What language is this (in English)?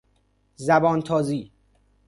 Persian